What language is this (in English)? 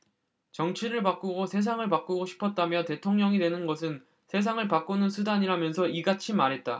Korean